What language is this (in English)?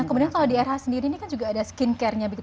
Indonesian